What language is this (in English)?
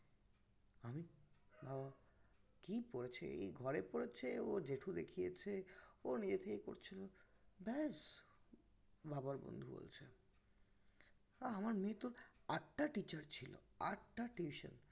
Bangla